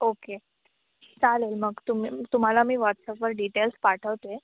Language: Marathi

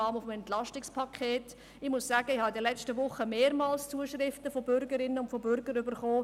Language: Swiss German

